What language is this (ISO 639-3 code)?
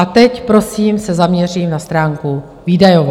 ces